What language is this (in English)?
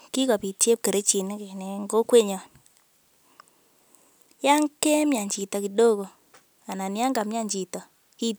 Kalenjin